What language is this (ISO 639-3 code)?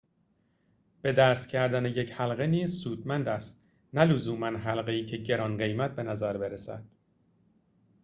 fas